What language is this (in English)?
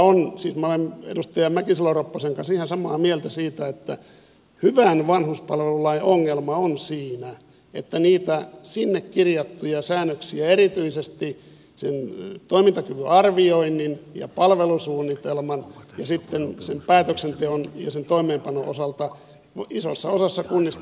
Finnish